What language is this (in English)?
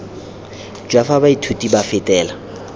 Tswana